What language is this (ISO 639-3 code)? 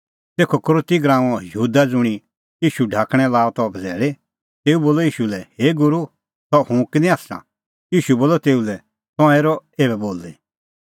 kfx